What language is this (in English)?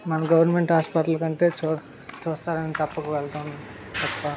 Telugu